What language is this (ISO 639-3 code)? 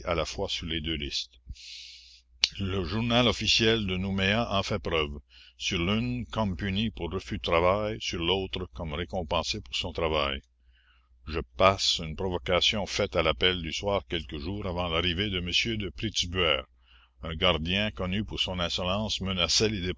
fra